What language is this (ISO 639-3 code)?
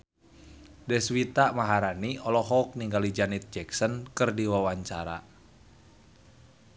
sun